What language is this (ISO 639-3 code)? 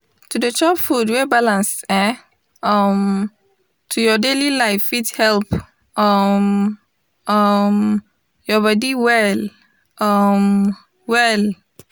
pcm